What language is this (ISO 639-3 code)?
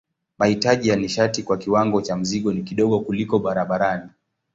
swa